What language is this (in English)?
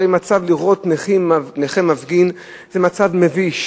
Hebrew